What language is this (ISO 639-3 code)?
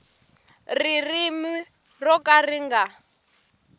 tso